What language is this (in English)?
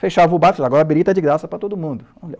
Portuguese